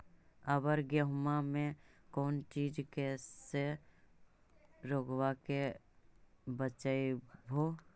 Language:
Magahi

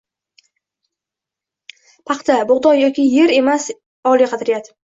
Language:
Uzbek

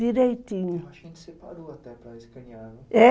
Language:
Portuguese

